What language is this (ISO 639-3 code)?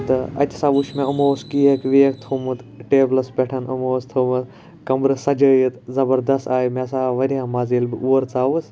kas